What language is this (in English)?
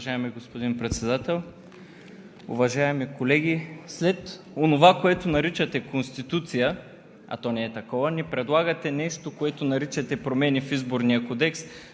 Bulgarian